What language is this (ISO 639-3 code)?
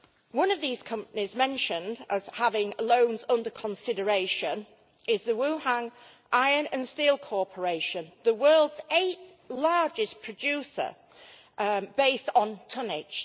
eng